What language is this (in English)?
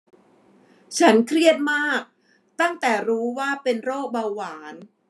Thai